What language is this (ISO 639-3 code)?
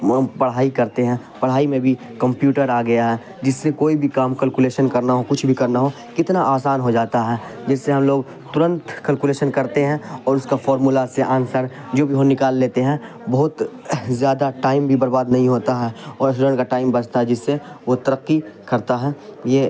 urd